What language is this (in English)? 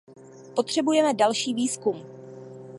Czech